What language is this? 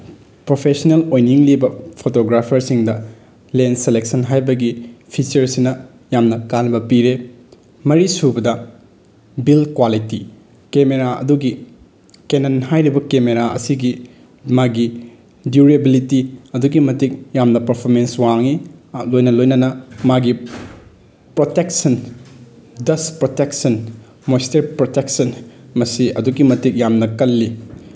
Manipuri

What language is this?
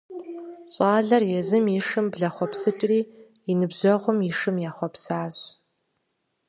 Kabardian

